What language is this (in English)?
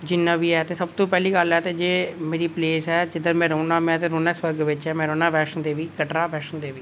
Dogri